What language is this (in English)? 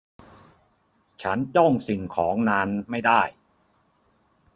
Thai